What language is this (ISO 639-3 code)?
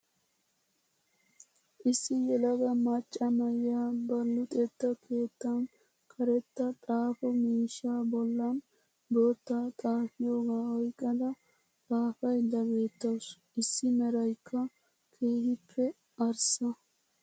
wal